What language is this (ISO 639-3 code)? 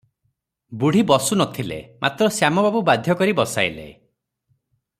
ori